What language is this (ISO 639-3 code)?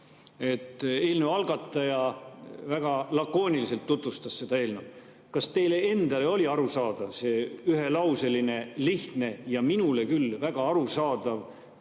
est